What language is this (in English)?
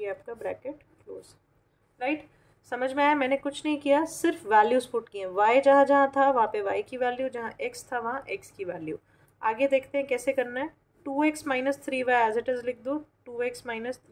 Hindi